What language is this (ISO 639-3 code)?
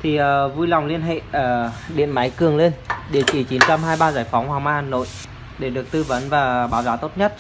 vie